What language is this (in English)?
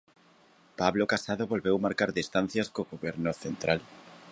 Galician